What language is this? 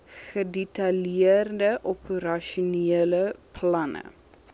Afrikaans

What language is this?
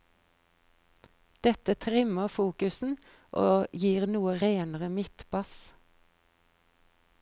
Norwegian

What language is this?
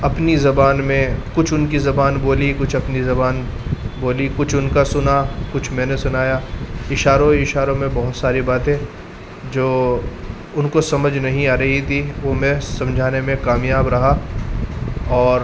Urdu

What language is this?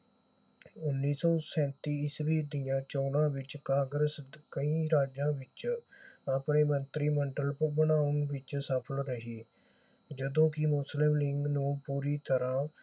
Punjabi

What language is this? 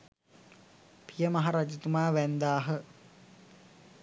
Sinhala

